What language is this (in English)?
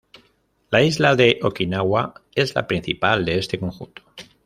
Spanish